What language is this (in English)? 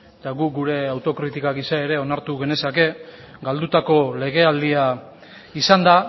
Basque